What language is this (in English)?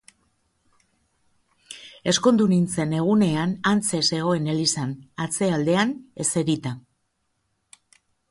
Basque